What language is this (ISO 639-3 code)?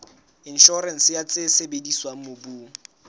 sot